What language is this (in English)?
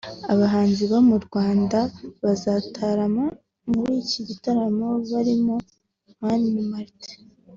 Kinyarwanda